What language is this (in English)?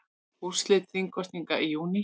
Icelandic